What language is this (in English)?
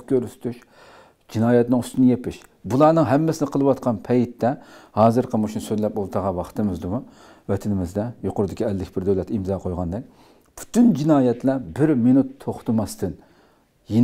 Turkish